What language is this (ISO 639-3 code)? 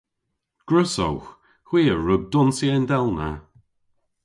cor